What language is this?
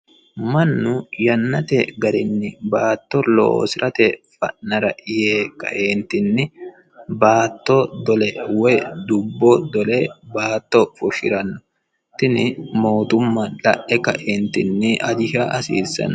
Sidamo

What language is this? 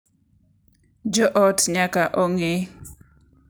Luo (Kenya and Tanzania)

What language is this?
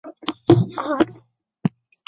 Chinese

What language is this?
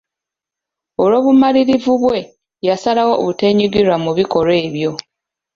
Ganda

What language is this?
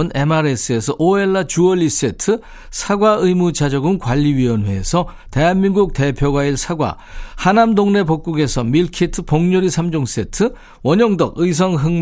Korean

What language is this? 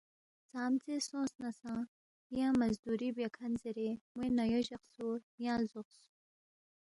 Balti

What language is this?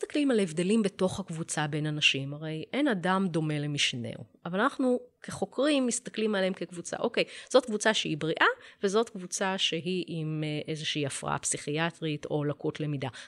Hebrew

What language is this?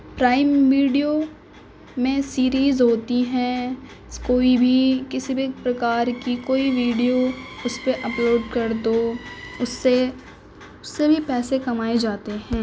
Urdu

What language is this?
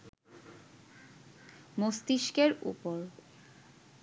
Bangla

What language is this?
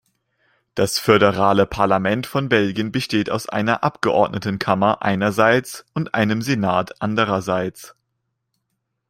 German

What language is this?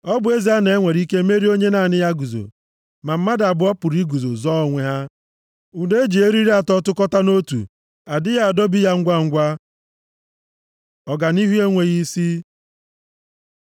Igbo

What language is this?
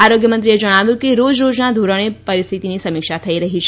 Gujarati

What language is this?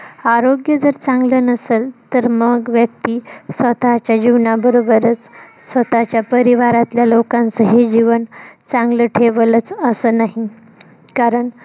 Marathi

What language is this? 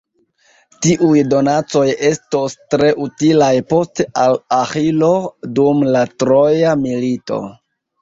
Esperanto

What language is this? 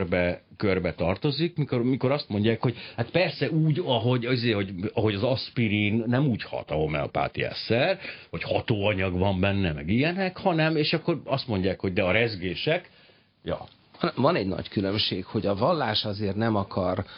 Hungarian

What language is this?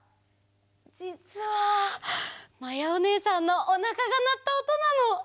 Japanese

